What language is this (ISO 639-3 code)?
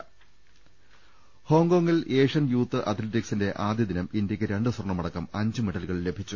mal